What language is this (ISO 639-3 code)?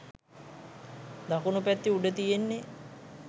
sin